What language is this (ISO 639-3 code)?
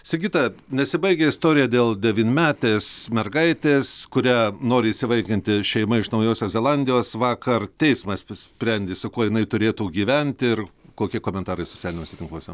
lit